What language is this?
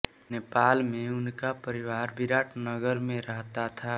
Hindi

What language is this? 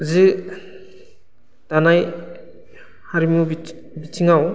Bodo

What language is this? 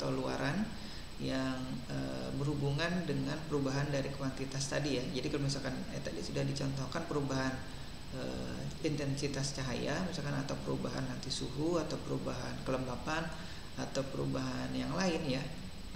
Indonesian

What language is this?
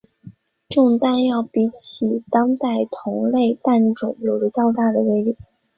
Chinese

